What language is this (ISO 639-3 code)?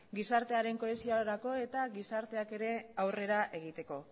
eus